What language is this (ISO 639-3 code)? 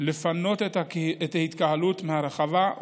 heb